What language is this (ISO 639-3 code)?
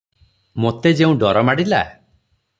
ori